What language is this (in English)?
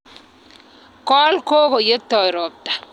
Kalenjin